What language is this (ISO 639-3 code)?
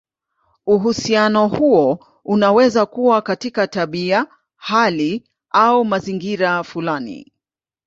swa